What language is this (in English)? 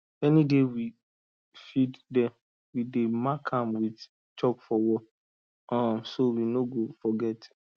Nigerian Pidgin